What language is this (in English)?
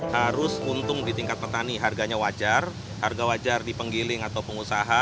Indonesian